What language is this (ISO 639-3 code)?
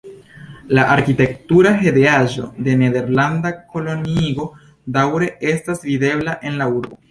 epo